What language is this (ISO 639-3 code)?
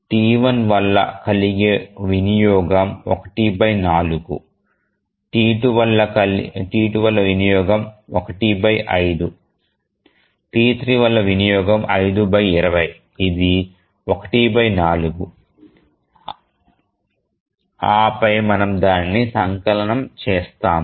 tel